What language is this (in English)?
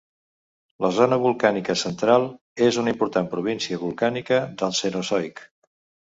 Catalan